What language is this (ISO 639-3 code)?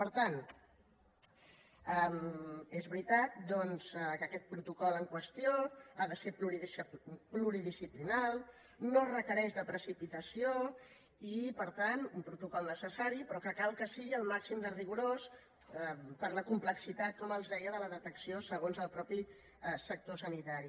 cat